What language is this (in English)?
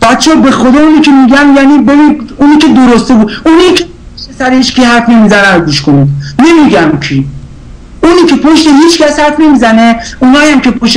Persian